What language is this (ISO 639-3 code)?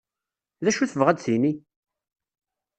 kab